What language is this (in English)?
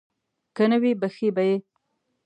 Pashto